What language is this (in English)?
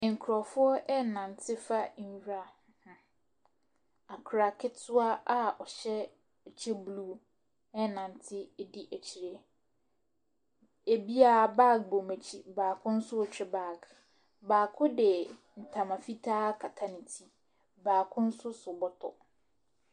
Akan